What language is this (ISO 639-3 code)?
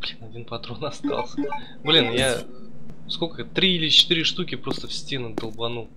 rus